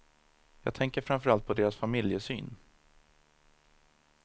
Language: Swedish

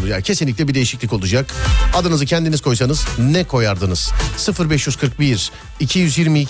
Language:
Turkish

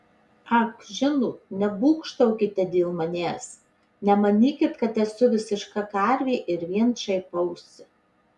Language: Lithuanian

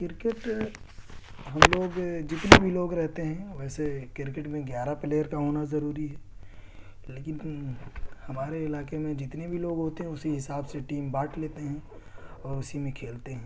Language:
Urdu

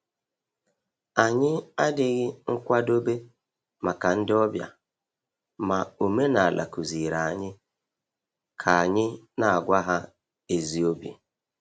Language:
Igbo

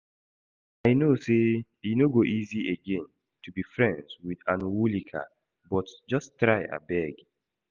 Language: Nigerian Pidgin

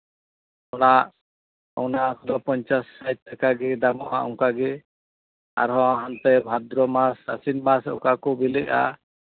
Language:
Santali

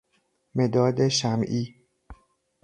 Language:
Persian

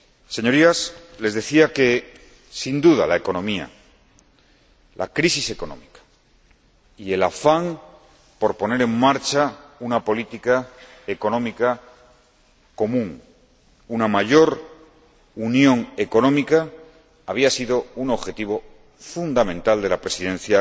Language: Spanish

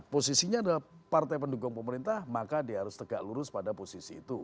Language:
Indonesian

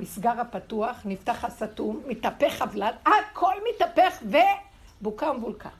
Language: Hebrew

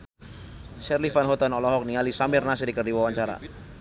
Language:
Sundanese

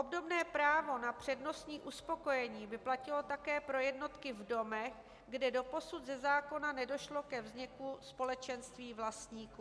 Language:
Czech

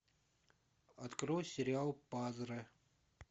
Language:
Russian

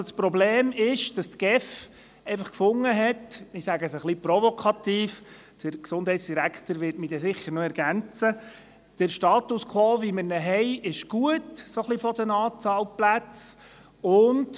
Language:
Swiss German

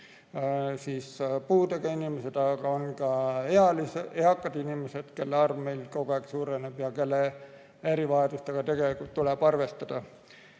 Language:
Estonian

